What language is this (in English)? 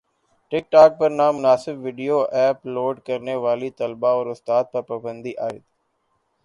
Urdu